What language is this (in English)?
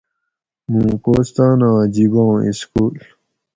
Gawri